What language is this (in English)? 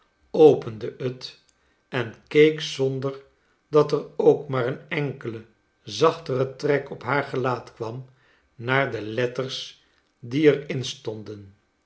Dutch